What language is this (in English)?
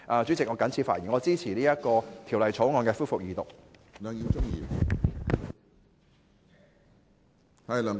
Cantonese